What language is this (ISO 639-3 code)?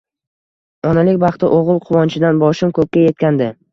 uzb